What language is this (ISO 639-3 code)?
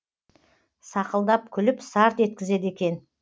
kaz